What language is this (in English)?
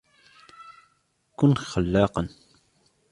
Arabic